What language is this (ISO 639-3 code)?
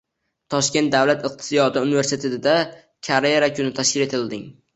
uzb